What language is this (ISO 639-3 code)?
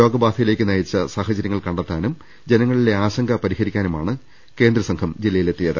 mal